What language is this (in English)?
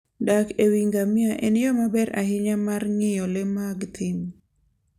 Luo (Kenya and Tanzania)